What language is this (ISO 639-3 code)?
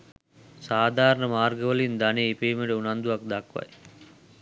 sin